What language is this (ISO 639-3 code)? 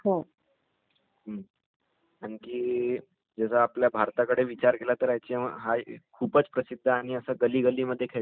mar